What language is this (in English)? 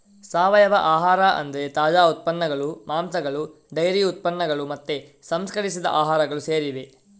Kannada